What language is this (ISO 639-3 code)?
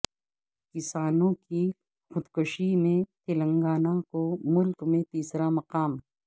urd